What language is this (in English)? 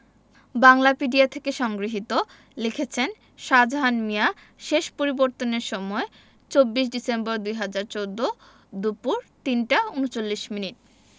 Bangla